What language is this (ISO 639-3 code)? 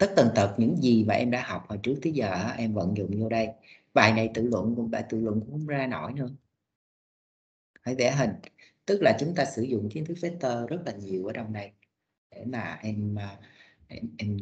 vie